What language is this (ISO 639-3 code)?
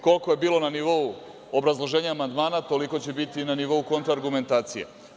srp